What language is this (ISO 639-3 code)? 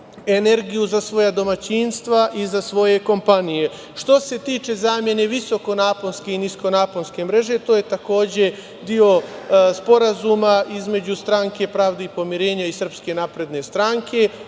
srp